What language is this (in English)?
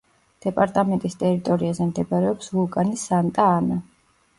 Georgian